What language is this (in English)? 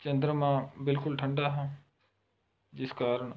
Punjabi